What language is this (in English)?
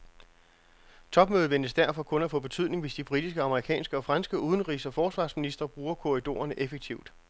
Danish